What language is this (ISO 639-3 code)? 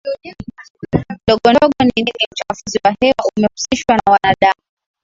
swa